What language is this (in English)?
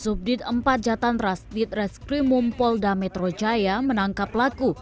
Indonesian